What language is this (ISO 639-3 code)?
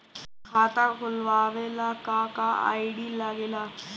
bho